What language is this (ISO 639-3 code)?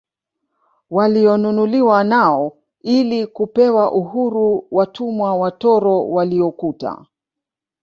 swa